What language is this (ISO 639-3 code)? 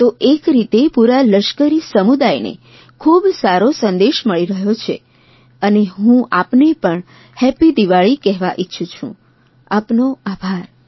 guj